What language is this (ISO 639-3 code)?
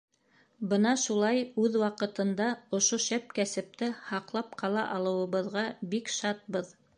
bak